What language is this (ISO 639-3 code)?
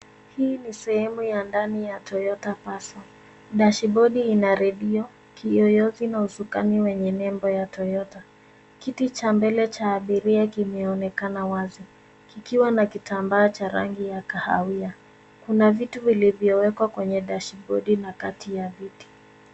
swa